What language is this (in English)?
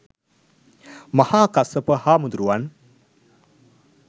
Sinhala